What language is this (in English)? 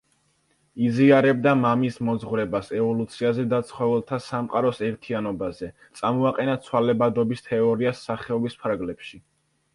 Georgian